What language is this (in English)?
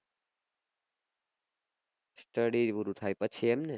Gujarati